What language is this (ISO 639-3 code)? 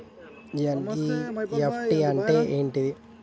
tel